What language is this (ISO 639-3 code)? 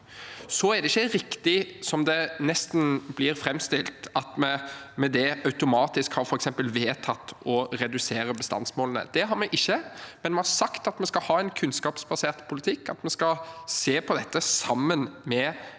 nor